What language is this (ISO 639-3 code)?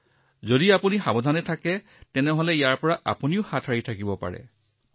asm